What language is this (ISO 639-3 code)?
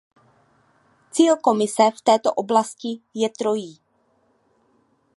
ces